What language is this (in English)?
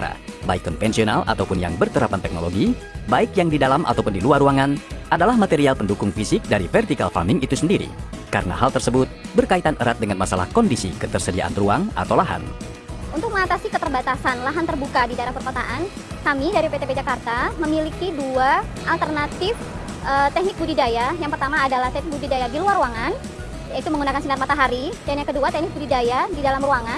Indonesian